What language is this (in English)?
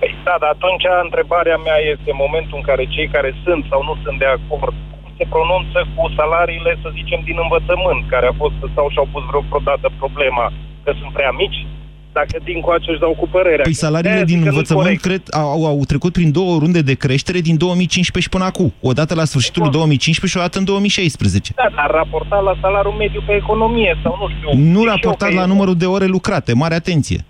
Romanian